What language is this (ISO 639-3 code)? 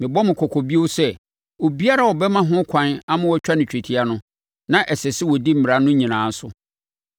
aka